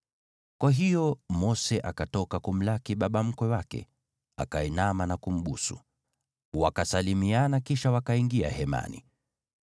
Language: Swahili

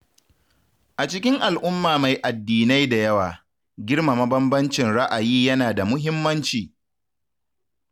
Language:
Hausa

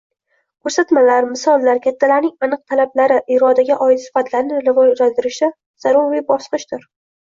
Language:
Uzbek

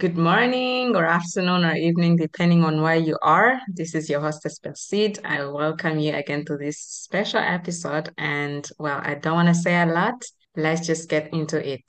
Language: English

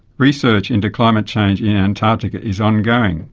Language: English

